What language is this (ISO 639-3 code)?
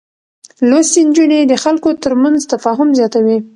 pus